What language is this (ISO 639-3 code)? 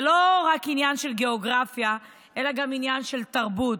heb